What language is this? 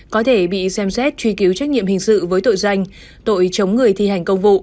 Vietnamese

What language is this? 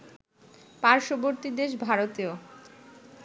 Bangla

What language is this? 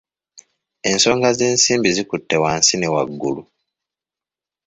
Ganda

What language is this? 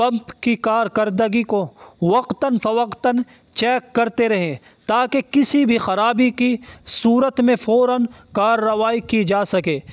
Urdu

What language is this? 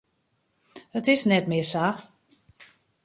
Western Frisian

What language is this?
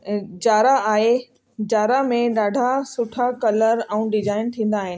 Sindhi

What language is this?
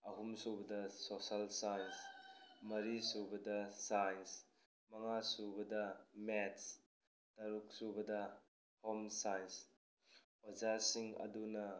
Manipuri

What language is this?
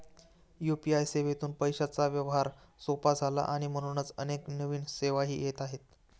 Marathi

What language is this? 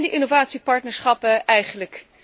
Dutch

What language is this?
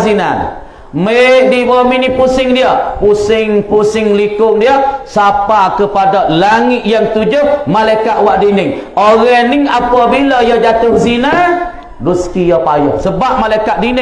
Malay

